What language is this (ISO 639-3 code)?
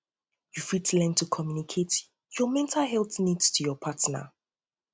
pcm